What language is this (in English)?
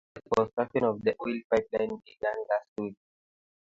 Kalenjin